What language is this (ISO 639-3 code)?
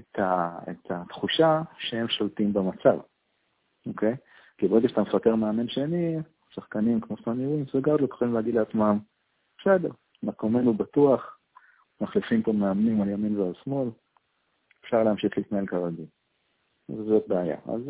heb